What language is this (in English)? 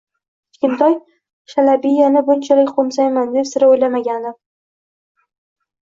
Uzbek